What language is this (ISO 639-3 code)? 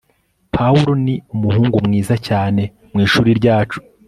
kin